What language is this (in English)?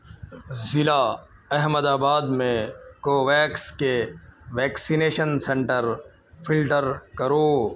Urdu